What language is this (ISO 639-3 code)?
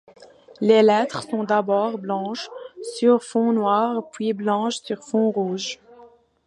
fra